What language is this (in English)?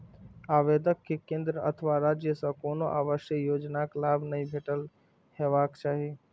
Maithili